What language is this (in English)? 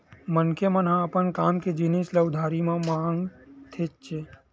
Chhattisgarhi